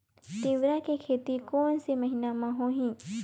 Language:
Chhattisgarhi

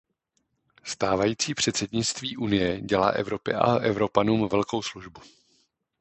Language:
Czech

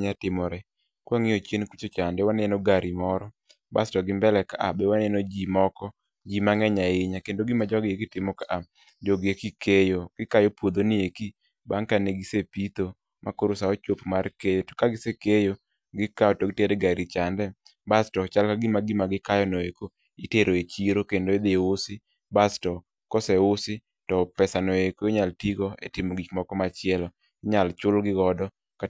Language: Luo (Kenya and Tanzania)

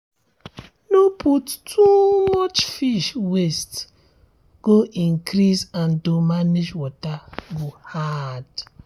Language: Nigerian Pidgin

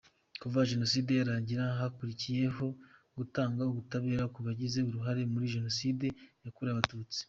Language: Kinyarwanda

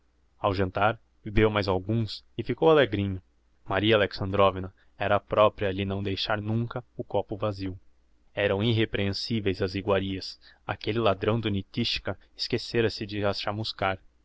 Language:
Portuguese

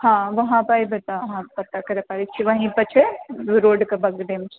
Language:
Maithili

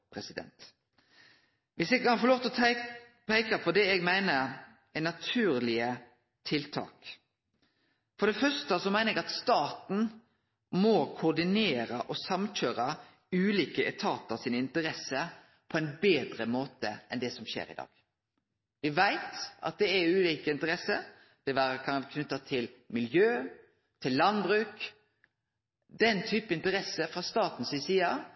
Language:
Norwegian Nynorsk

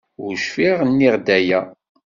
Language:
Kabyle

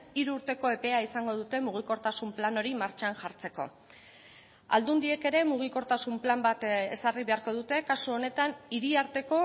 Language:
Basque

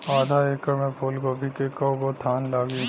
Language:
Bhojpuri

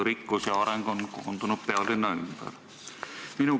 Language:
Estonian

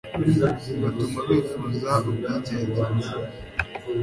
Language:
Kinyarwanda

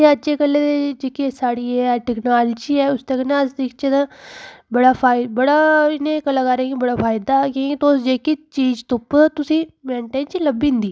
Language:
Dogri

